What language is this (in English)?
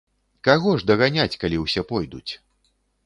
Belarusian